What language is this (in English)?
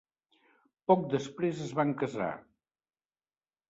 Catalan